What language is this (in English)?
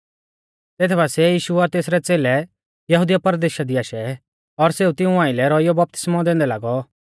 Mahasu Pahari